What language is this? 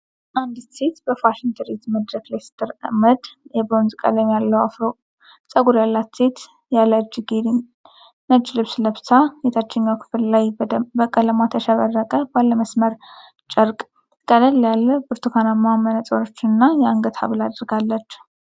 Amharic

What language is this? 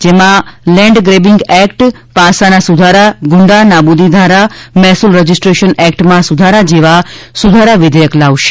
Gujarati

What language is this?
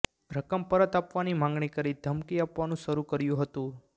Gujarati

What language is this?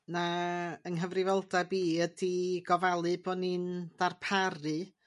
Welsh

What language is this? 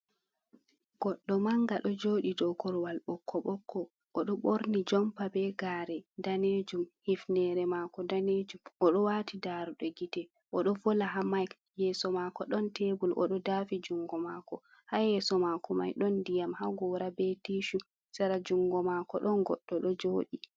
Fula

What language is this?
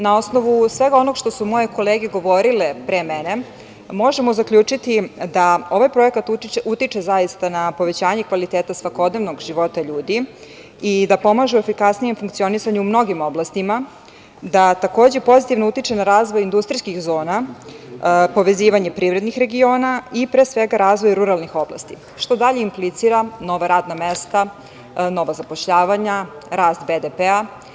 Serbian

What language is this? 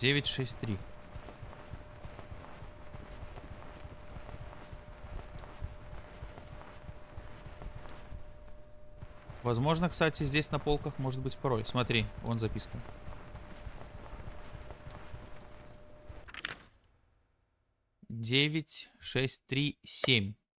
Russian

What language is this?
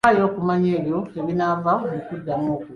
Ganda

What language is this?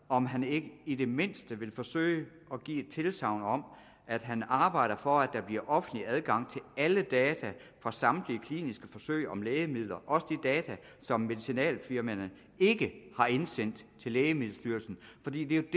Danish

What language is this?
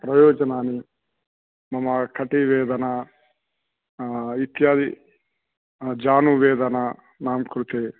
Sanskrit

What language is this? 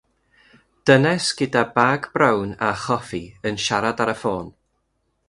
Welsh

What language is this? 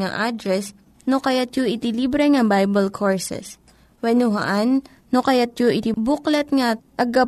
Filipino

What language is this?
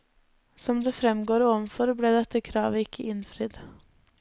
Norwegian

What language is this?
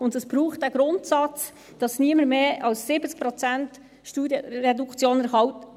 Swiss German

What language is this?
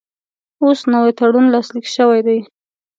Pashto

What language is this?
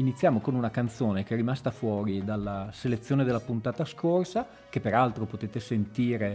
Italian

